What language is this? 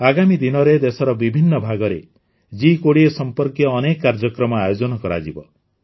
Odia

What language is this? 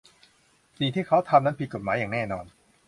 Thai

